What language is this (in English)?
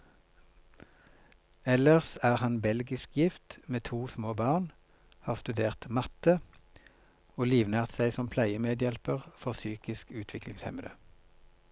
Norwegian